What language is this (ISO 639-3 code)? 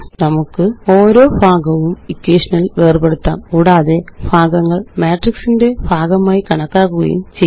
mal